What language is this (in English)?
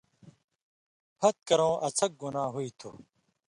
Indus Kohistani